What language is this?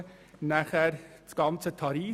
Swiss German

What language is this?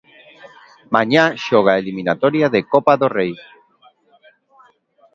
Galician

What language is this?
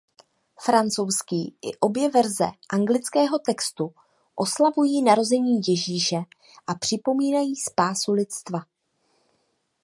Czech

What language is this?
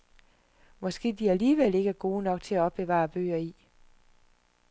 Danish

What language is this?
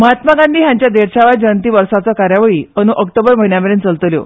Konkani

